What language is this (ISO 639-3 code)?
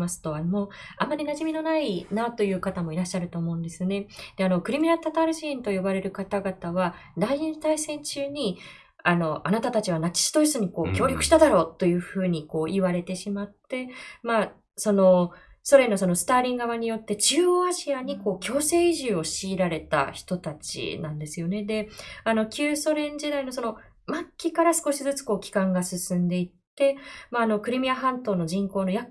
jpn